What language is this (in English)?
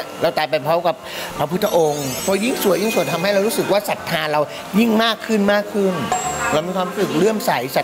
Thai